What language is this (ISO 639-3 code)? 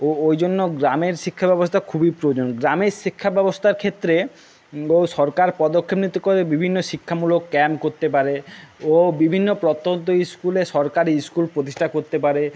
ben